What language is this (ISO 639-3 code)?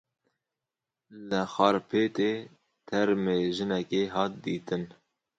kur